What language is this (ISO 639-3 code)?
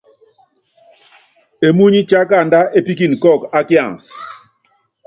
yav